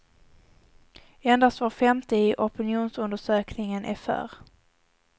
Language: Swedish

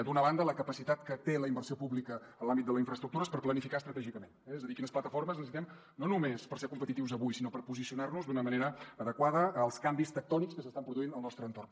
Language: Catalan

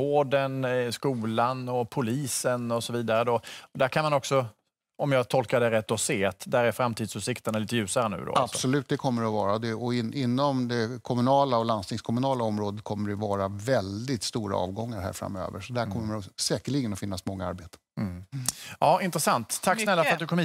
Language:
Swedish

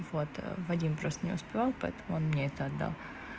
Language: Russian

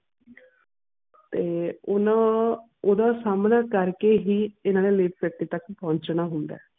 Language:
Punjabi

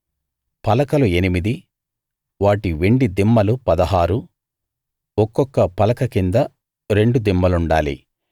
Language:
Telugu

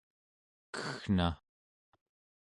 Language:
Central Yupik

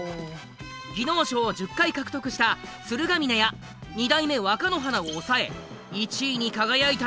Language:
Japanese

